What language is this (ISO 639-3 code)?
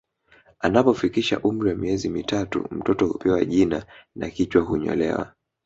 swa